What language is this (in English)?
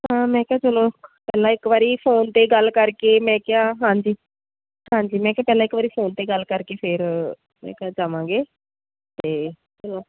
Punjabi